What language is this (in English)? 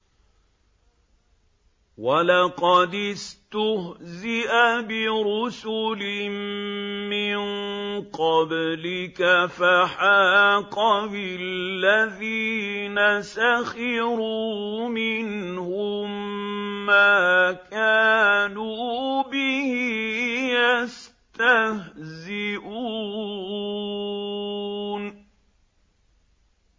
Arabic